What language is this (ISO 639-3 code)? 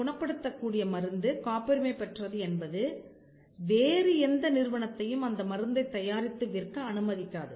tam